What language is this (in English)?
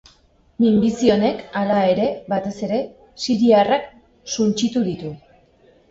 Basque